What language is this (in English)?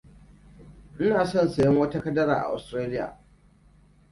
Hausa